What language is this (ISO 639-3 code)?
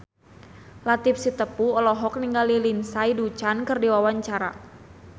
sun